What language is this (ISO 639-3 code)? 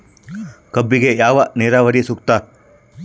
kan